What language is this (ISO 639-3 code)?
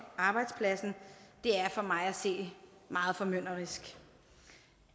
dan